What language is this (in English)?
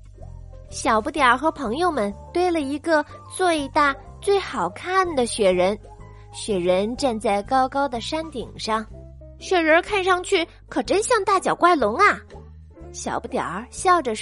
Chinese